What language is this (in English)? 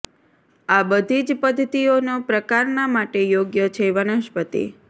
Gujarati